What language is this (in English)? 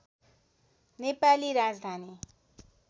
Nepali